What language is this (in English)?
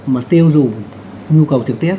Vietnamese